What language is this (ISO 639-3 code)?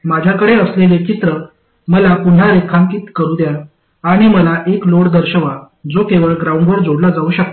mar